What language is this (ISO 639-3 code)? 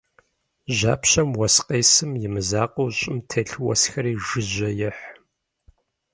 kbd